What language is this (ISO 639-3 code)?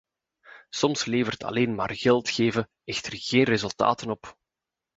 nld